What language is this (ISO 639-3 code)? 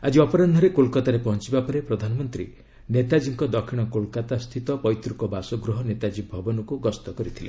ori